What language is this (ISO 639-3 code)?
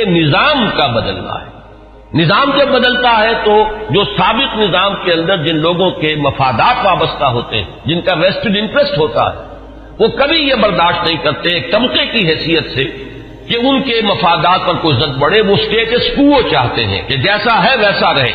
urd